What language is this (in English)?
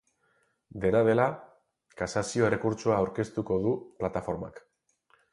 Basque